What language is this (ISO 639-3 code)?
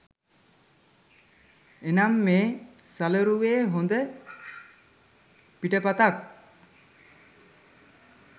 sin